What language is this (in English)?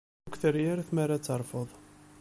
Kabyle